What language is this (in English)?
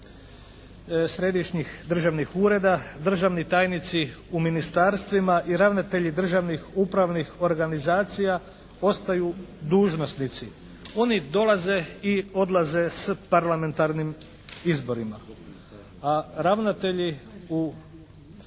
Croatian